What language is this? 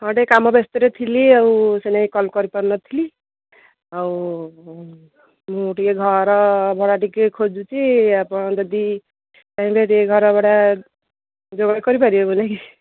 Odia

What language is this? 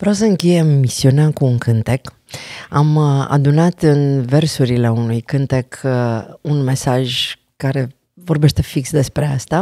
Romanian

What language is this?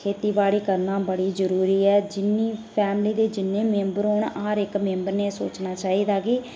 Dogri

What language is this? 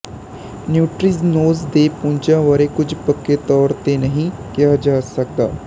Punjabi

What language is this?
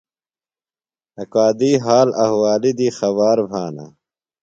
Phalura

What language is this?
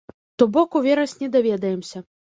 Belarusian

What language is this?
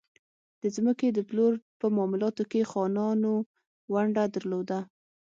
Pashto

